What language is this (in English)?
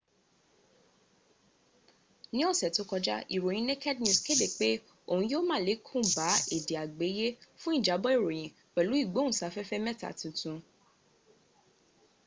Yoruba